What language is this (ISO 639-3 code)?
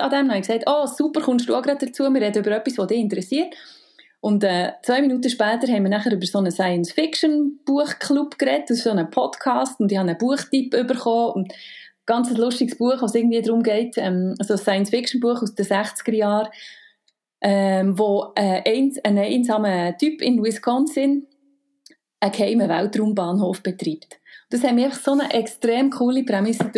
deu